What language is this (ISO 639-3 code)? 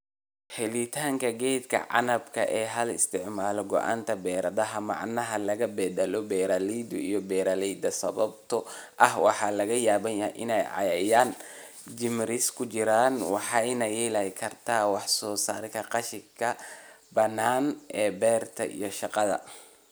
som